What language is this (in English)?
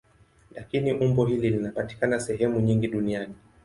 Swahili